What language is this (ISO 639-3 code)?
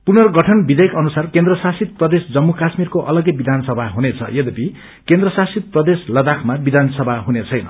nep